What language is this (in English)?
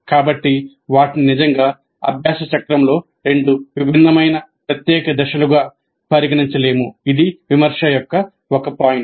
Telugu